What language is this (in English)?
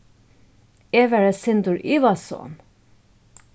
Faroese